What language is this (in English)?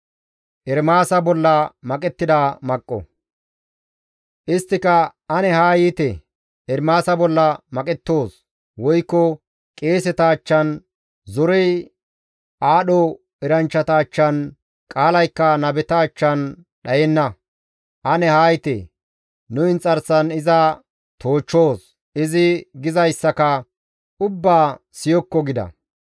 Gamo